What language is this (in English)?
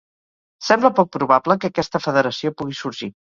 Catalan